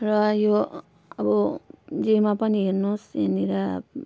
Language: Nepali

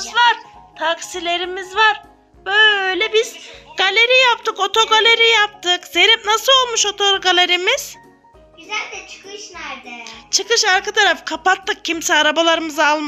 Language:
Turkish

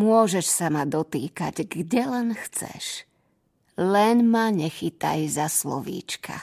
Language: Slovak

